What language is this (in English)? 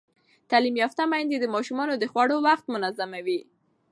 Pashto